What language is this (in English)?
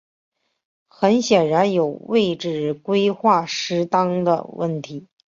Chinese